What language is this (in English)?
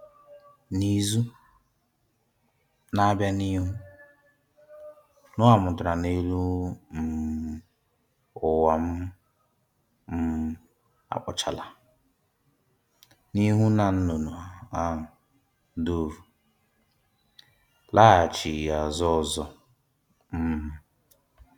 Igbo